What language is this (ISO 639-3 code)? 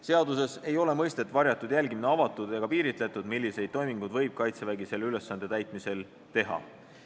est